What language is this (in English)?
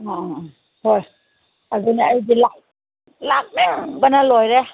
Manipuri